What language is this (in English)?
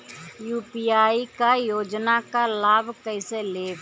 Bhojpuri